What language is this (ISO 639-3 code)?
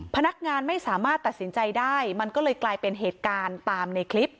tha